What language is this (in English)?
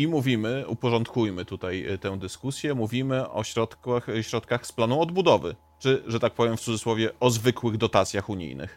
Polish